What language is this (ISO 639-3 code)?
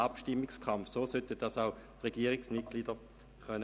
gsw